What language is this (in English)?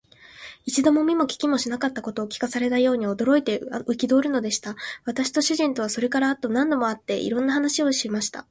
Japanese